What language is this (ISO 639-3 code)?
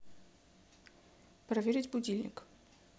rus